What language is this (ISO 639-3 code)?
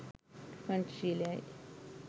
sin